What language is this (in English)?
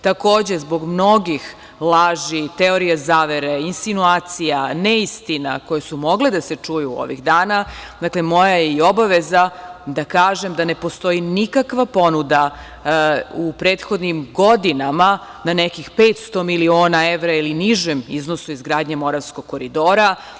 Serbian